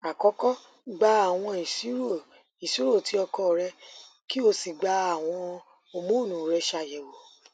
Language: Yoruba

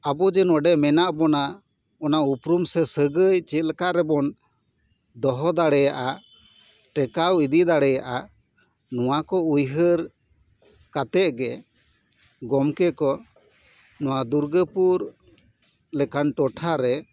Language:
Santali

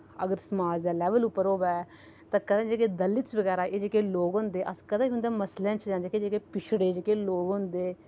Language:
Dogri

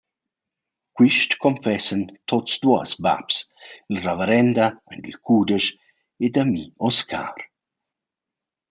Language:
Romansh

